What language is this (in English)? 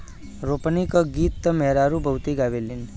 Bhojpuri